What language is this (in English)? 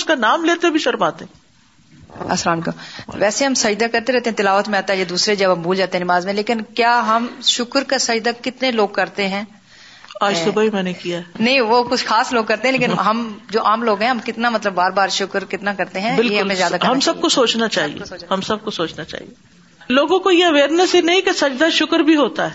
Urdu